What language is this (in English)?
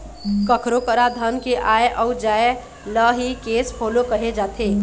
Chhattisgarhi